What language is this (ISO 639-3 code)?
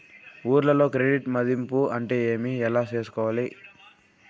tel